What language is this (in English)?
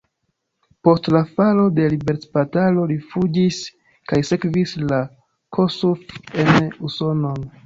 Esperanto